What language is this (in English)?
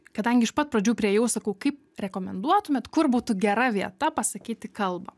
Lithuanian